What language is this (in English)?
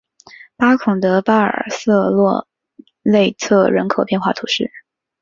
Chinese